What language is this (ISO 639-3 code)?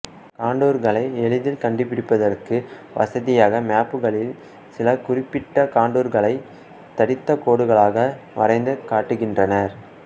tam